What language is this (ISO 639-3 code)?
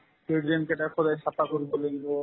asm